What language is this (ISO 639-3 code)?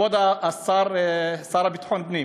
heb